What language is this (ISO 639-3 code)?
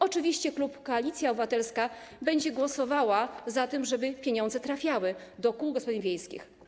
pol